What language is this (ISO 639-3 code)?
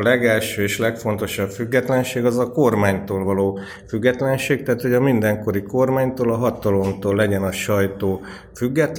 hun